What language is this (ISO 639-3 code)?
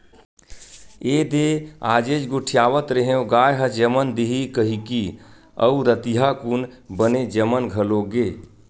hne